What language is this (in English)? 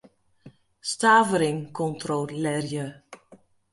Western Frisian